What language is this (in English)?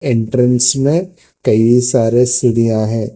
Hindi